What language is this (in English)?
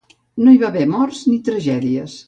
Catalan